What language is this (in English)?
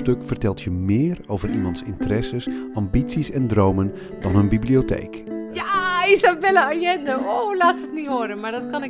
Dutch